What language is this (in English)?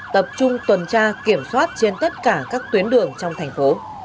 Vietnamese